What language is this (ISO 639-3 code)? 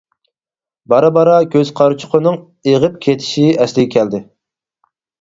uig